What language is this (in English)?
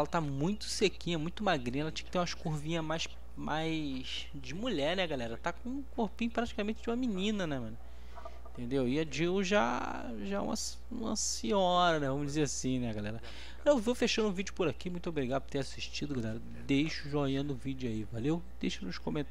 Portuguese